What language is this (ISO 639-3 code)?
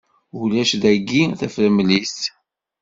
kab